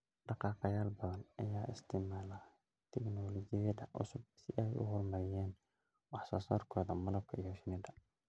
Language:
Somali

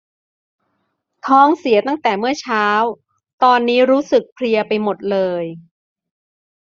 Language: Thai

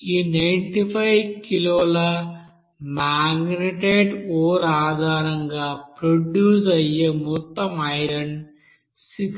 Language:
Telugu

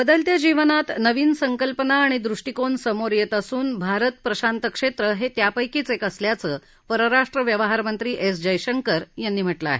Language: Marathi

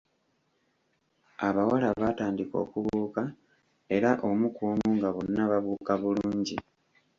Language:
Ganda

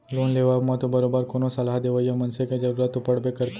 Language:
Chhattisgarhi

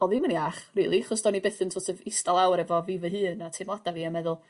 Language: Welsh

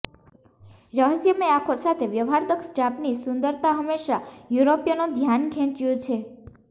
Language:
Gujarati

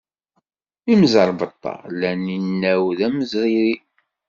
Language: Kabyle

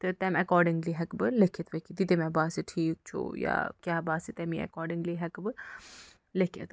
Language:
Kashmiri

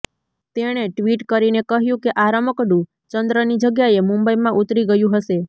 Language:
Gujarati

